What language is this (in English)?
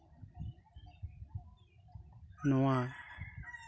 Santali